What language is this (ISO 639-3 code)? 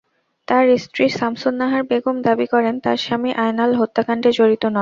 ben